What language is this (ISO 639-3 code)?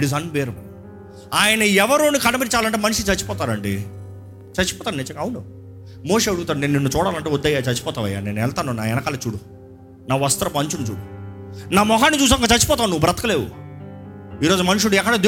tel